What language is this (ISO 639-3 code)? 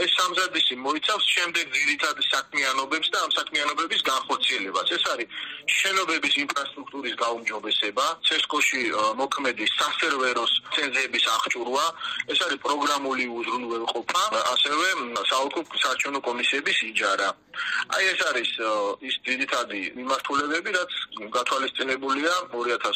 ron